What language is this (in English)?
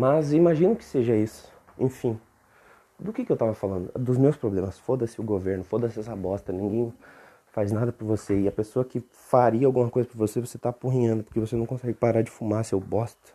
Portuguese